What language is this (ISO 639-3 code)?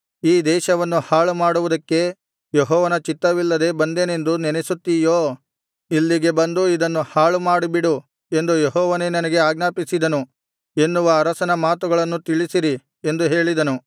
kan